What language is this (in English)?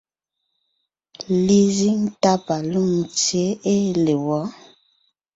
Ngiemboon